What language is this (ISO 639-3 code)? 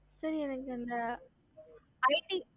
tam